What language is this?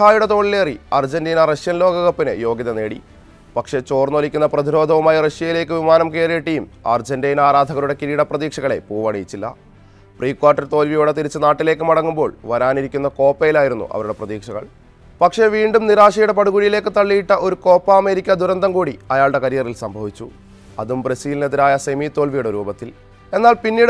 Hindi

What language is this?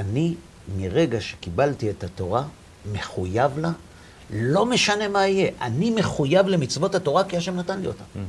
Hebrew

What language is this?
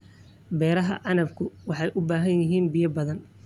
Somali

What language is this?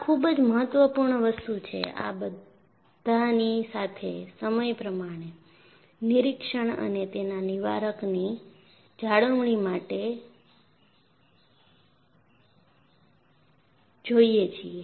Gujarati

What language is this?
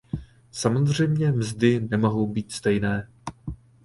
Czech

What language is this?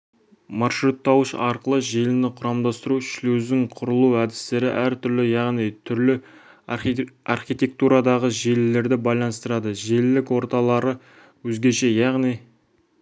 Kazakh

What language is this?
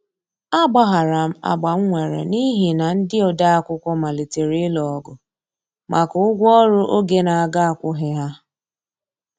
Igbo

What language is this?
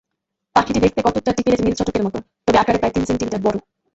Bangla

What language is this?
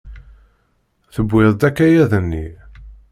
Kabyle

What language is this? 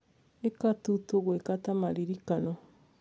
Kikuyu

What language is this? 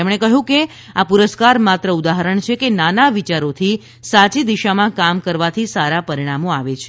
Gujarati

